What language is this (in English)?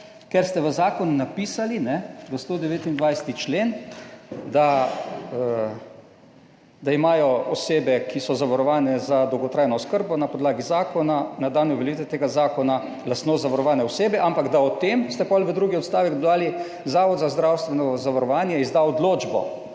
Slovenian